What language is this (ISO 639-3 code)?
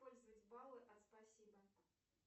rus